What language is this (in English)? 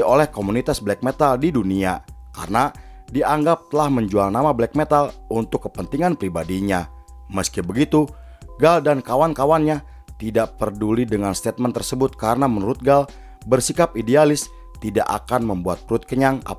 Indonesian